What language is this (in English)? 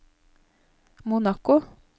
Norwegian